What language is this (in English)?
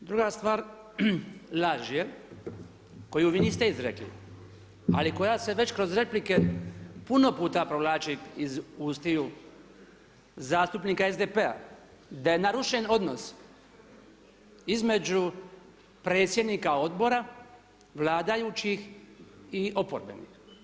Croatian